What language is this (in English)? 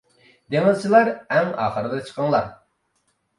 Uyghur